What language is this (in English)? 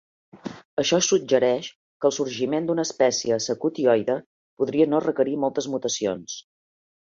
Catalan